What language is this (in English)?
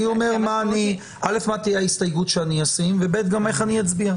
Hebrew